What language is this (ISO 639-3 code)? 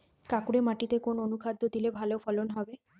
ben